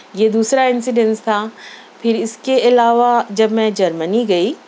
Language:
Urdu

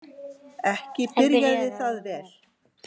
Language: Icelandic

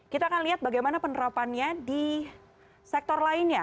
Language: Indonesian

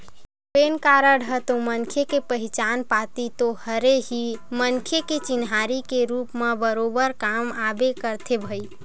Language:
Chhattisgarhi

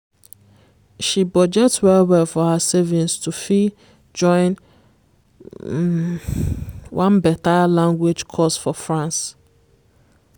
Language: Nigerian Pidgin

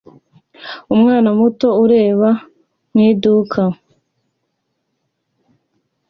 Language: Kinyarwanda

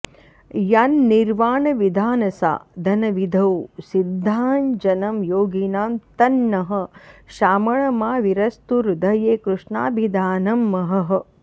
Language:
Sanskrit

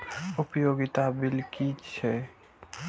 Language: Maithili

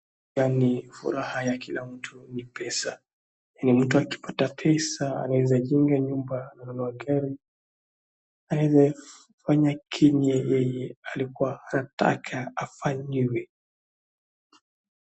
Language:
Swahili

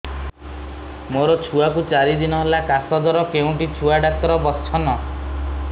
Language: Odia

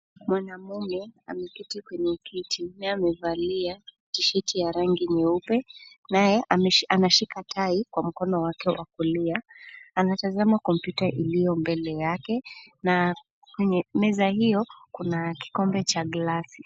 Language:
Swahili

